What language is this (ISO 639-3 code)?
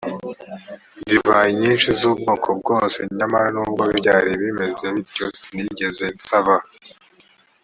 kin